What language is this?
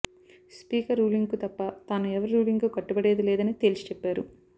Telugu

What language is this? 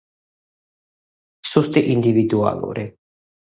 Georgian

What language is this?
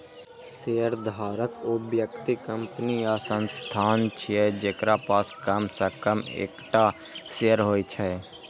Maithili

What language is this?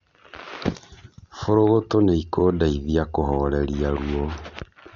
Kikuyu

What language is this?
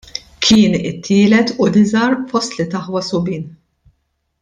Maltese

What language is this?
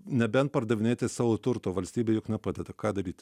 Lithuanian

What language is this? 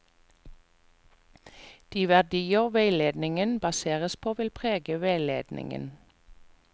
Norwegian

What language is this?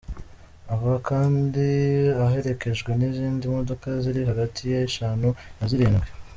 Kinyarwanda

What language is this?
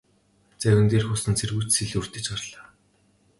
Mongolian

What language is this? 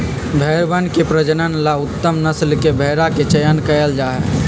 Magahi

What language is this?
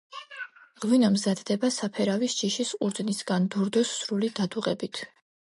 Georgian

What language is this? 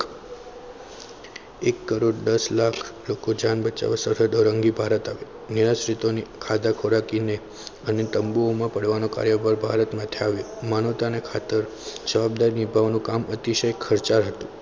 Gujarati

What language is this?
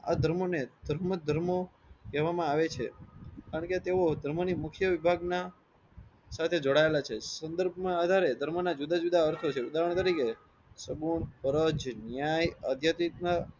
Gujarati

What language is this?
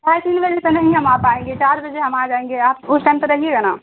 Urdu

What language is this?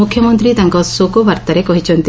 Odia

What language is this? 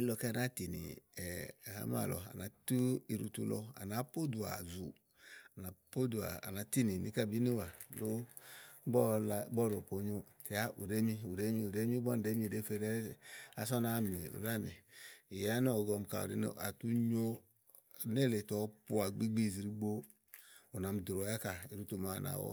Igo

